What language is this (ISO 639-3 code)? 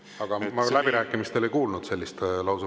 est